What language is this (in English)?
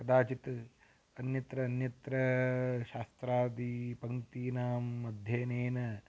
Sanskrit